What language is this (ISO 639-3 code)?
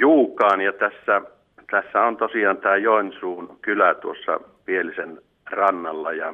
fin